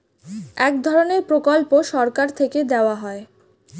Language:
Bangla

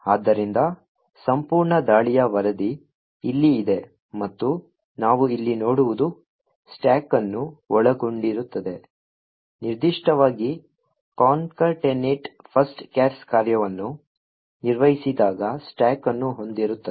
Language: Kannada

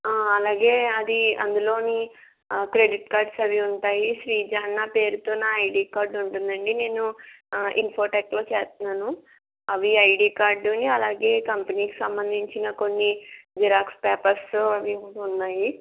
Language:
Telugu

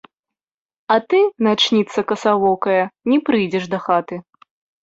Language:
Belarusian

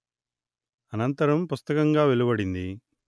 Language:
Telugu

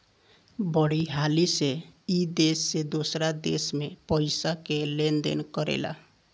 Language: Bhojpuri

